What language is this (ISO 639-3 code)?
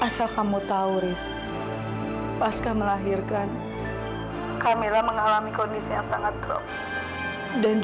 ind